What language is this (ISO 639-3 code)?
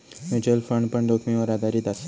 mar